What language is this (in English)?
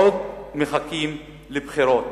Hebrew